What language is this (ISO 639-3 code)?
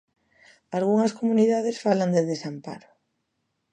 glg